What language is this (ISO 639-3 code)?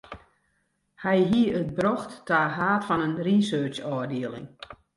fry